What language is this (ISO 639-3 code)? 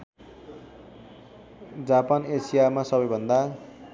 nep